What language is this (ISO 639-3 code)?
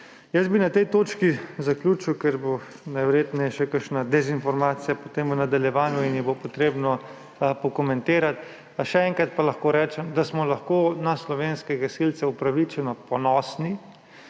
slv